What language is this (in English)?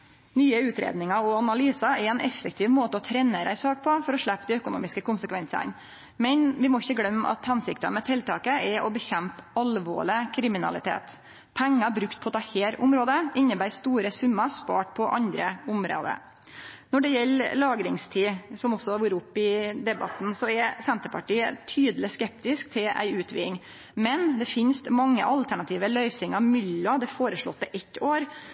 Norwegian Nynorsk